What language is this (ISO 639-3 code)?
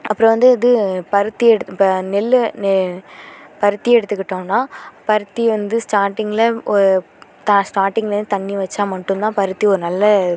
tam